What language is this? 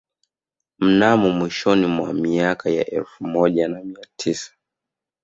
Swahili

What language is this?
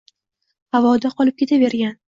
Uzbek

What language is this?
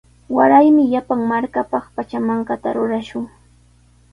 Sihuas Ancash Quechua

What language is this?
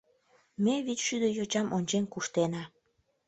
Mari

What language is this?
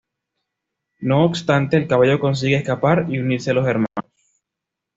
Spanish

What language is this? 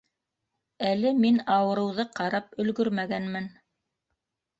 Bashkir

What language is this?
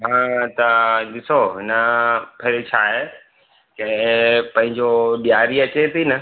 Sindhi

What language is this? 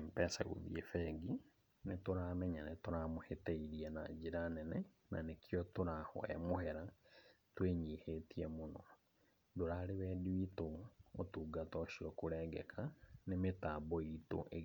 Kikuyu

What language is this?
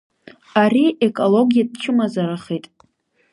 Abkhazian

